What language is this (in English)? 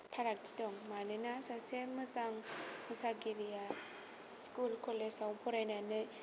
Bodo